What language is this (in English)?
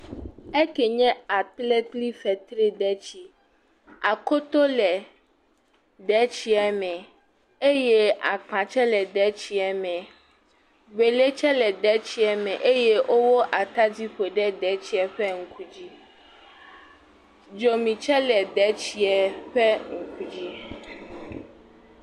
Ewe